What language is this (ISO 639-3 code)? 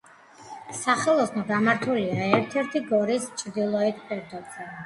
kat